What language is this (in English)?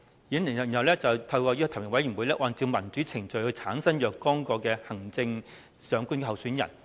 Cantonese